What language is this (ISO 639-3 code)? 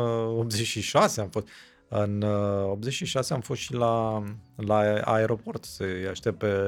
ron